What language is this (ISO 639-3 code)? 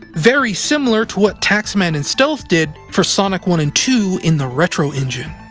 eng